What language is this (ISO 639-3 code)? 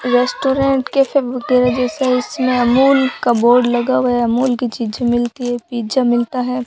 hin